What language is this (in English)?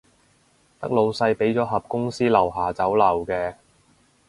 Cantonese